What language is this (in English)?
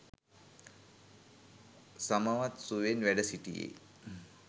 Sinhala